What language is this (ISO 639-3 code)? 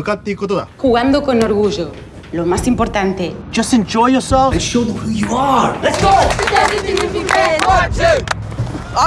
eng